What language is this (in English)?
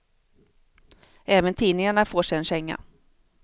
Swedish